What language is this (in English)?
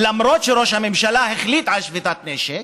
Hebrew